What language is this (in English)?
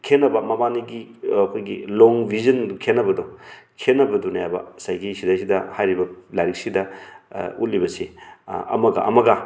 Manipuri